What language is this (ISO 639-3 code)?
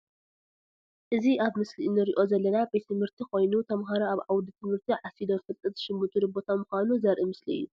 tir